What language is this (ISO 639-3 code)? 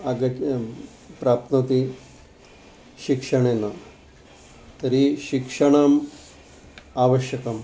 san